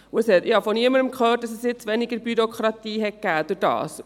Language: Swiss German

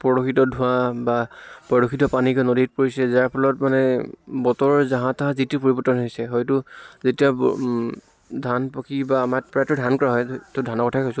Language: Assamese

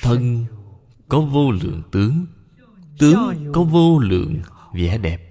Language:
Vietnamese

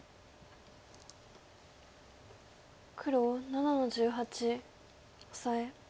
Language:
Japanese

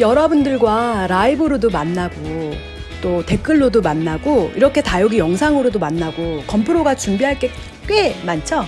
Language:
Korean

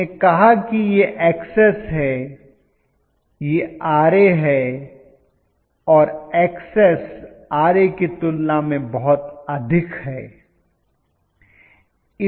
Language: Hindi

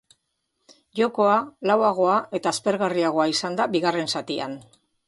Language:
Basque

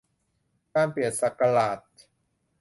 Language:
Thai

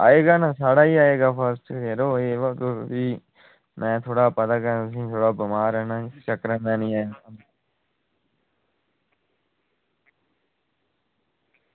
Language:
Dogri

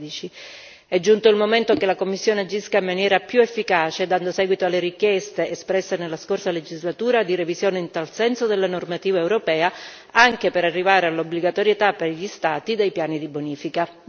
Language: Italian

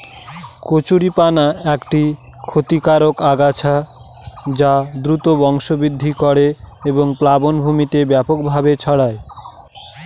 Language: Bangla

